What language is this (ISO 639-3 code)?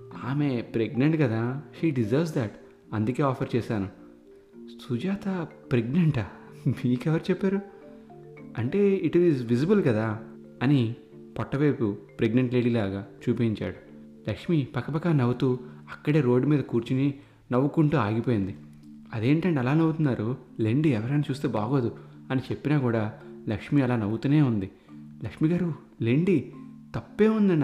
tel